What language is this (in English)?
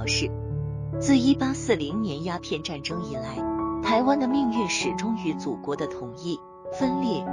Chinese